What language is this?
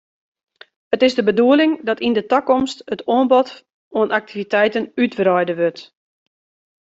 Western Frisian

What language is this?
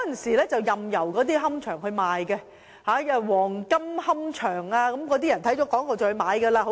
Cantonese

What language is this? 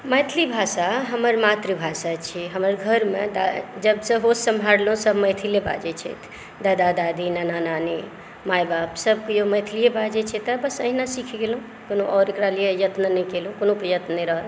Maithili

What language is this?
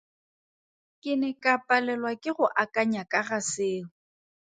Tswana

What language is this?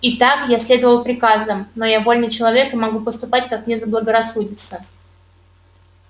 Russian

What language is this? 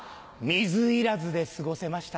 Japanese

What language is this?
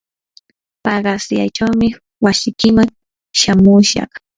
Yanahuanca Pasco Quechua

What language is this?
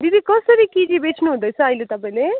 Nepali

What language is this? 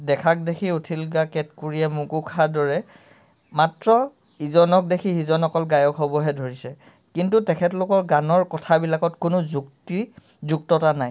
Assamese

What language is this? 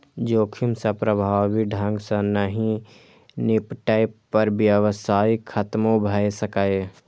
Maithili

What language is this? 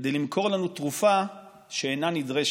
Hebrew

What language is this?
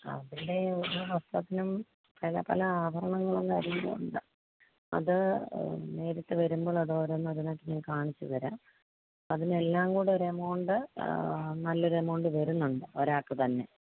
Malayalam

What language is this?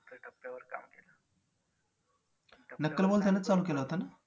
Marathi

